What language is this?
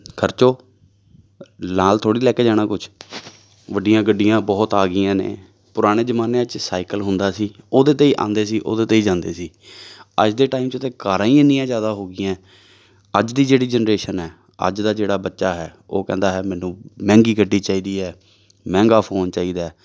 Punjabi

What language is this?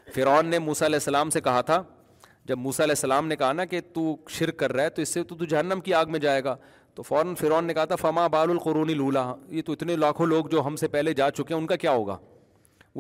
Urdu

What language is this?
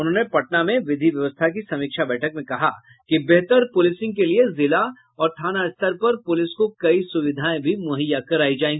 Hindi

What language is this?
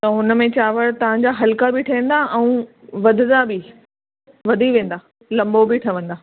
Sindhi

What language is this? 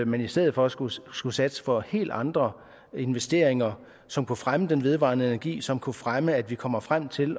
Danish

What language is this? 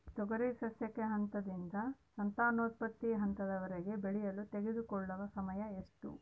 Kannada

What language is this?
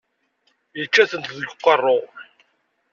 Kabyle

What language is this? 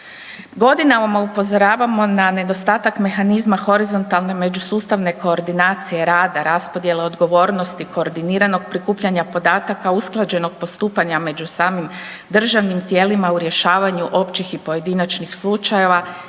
Croatian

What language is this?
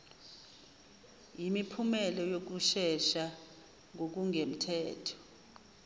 Zulu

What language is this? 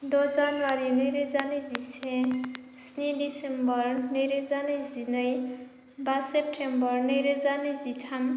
Bodo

